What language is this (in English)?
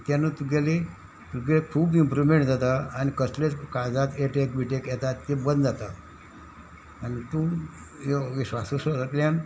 Konkani